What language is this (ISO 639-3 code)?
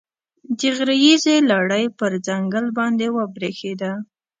pus